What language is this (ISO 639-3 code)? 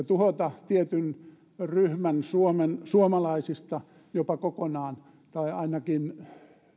fin